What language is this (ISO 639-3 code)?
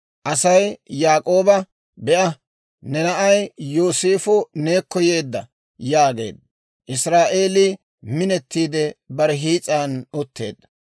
dwr